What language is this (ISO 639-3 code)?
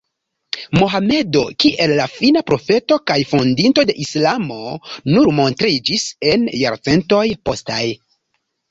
epo